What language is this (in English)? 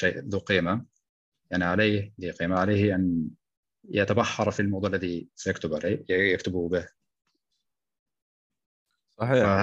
Arabic